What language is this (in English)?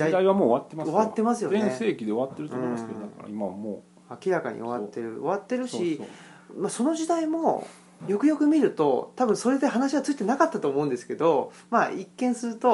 Japanese